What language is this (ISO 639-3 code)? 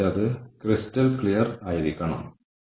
mal